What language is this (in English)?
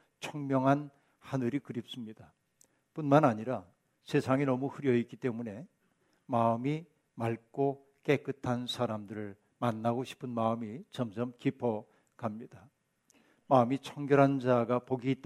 Korean